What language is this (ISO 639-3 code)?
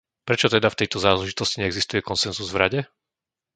slk